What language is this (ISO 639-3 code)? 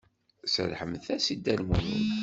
kab